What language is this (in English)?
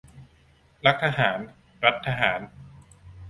Thai